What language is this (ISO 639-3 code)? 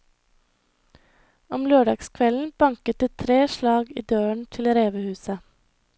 nor